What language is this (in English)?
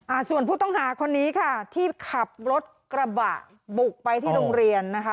Thai